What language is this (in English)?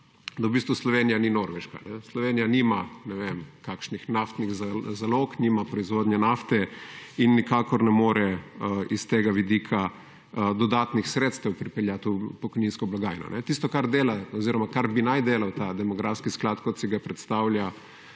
Slovenian